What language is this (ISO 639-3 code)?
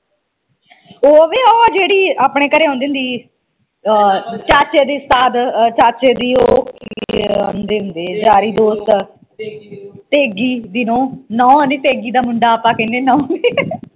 pan